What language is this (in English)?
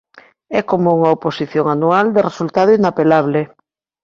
Galician